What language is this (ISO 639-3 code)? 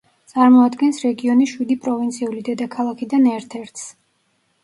kat